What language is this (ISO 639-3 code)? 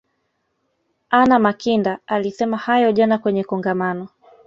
swa